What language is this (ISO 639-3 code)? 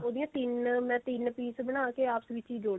pan